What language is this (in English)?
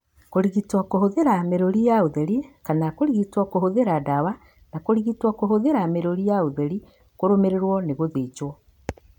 Kikuyu